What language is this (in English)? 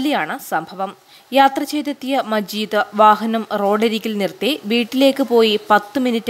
Hindi